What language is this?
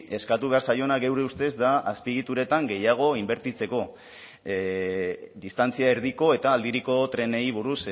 Basque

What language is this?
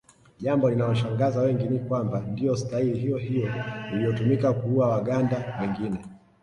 Swahili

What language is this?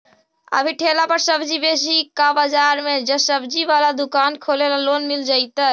Magahi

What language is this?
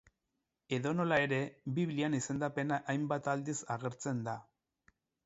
Basque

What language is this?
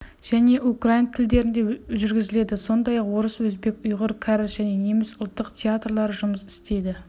Kazakh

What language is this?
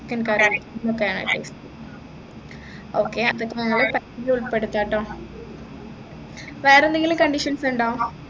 Malayalam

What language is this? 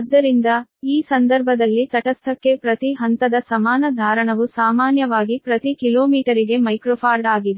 Kannada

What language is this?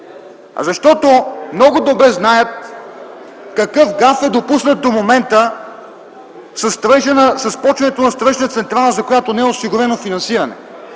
Bulgarian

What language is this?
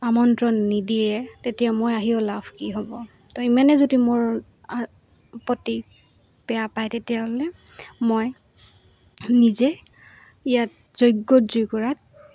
Assamese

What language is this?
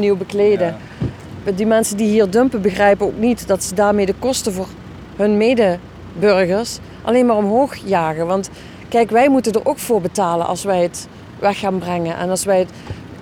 Dutch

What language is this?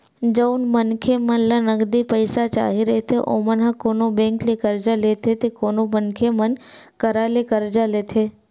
Chhattisgarhi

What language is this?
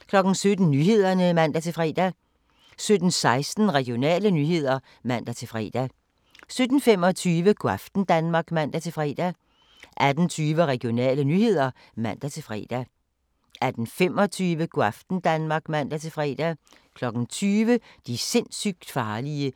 Danish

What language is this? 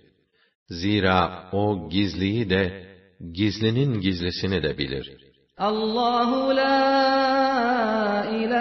Turkish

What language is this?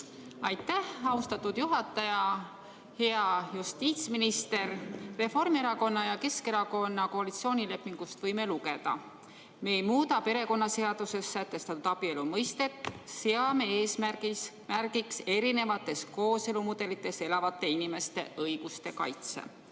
Estonian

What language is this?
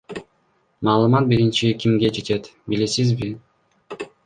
Kyrgyz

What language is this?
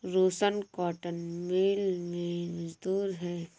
Hindi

